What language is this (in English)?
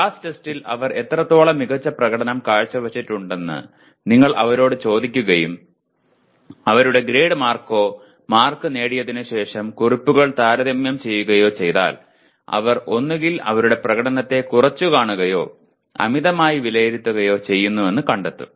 Malayalam